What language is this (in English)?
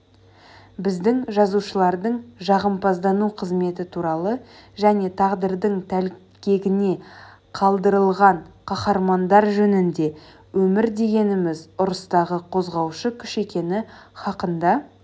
Kazakh